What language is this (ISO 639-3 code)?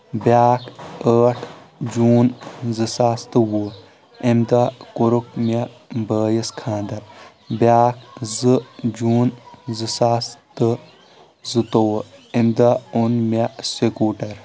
kas